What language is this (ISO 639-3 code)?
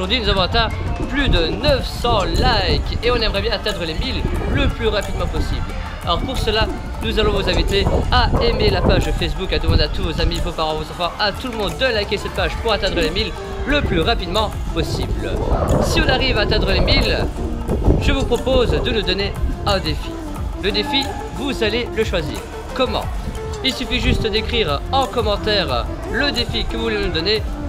fra